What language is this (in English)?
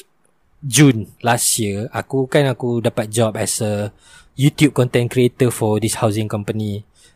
Malay